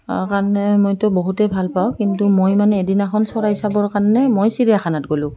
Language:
Assamese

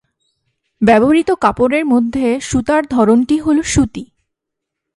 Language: Bangla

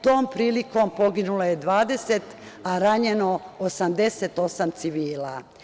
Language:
Serbian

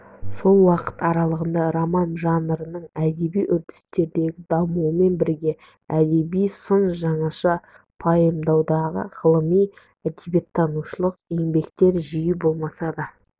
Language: Kazakh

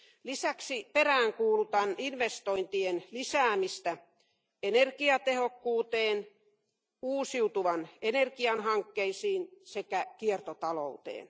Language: Finnish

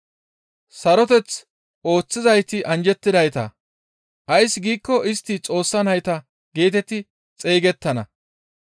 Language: Gamo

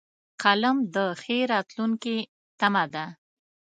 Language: Pashto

